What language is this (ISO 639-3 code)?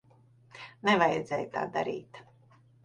lav